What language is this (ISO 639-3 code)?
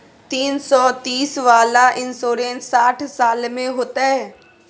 mai